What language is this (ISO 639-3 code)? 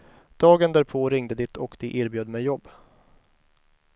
swe